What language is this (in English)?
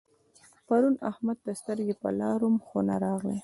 Pashto